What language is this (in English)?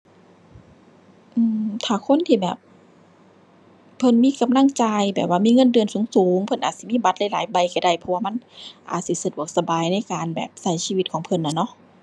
Thai